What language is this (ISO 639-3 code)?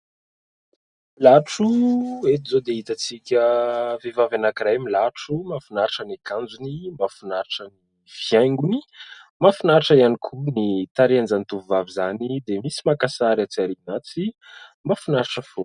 mlg